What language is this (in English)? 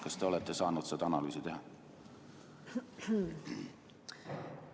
Estonian